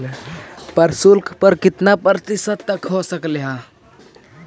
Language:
Magahi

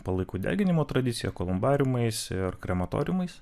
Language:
Lithuanian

